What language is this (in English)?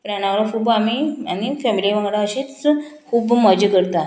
Konkani